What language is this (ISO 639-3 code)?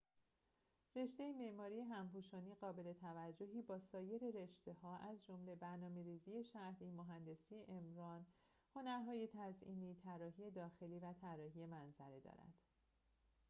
fas